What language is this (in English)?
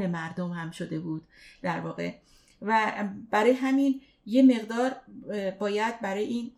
Persian